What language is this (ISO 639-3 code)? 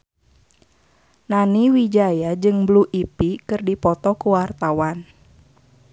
sun